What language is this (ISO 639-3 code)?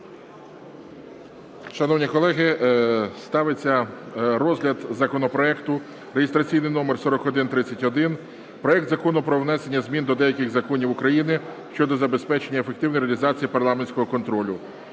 ukr